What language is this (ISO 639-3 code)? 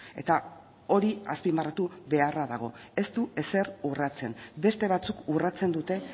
eus